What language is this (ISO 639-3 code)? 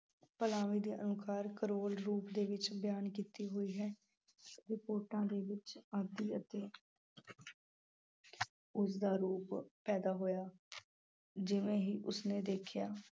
pan